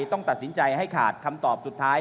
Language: Thai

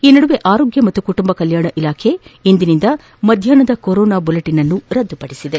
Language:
Kannada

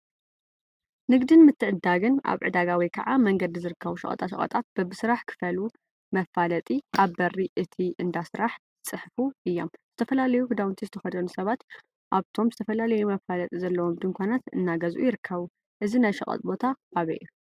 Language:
Tigrinya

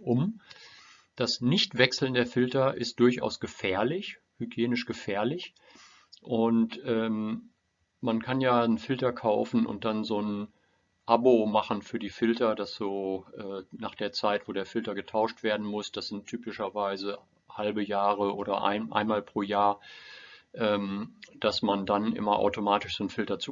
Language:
German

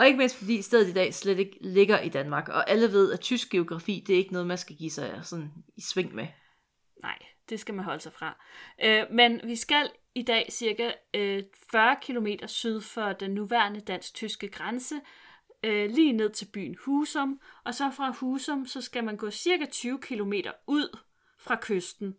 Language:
Danish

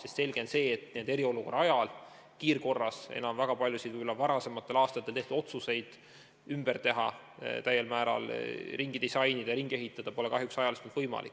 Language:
Estonian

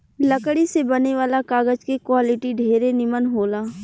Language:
Bhojpuri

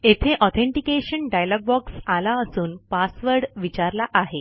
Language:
Marathi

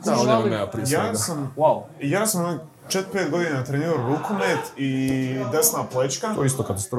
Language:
Croatian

